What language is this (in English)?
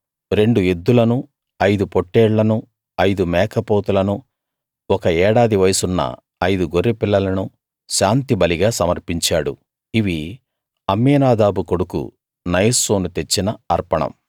Telugu